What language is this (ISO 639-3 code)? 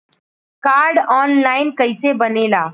bho